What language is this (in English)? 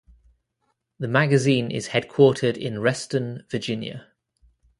English